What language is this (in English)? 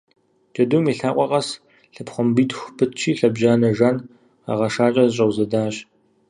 Kabardian